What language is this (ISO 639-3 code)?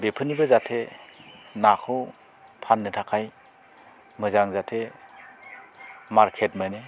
brx